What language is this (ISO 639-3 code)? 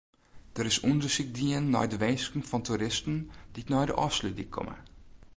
fry